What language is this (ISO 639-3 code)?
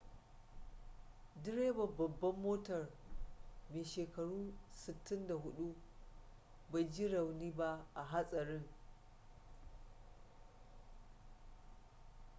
hau